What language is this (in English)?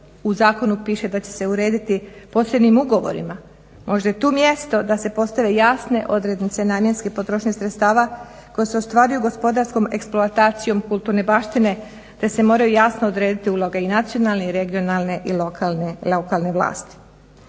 Croatian